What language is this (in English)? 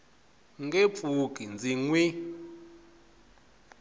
Tsonga